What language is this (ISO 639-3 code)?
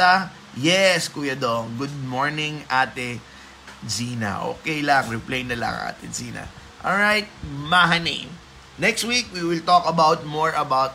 fil